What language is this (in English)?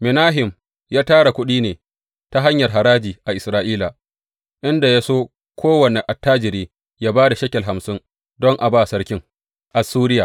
Hausa